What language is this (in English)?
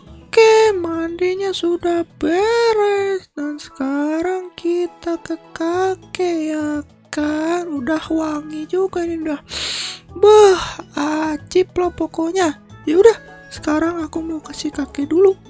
Indonesian